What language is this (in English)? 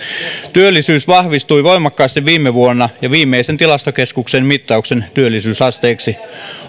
Finnish